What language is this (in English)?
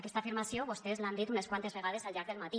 Catalan